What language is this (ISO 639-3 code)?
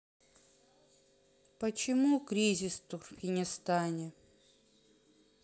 rus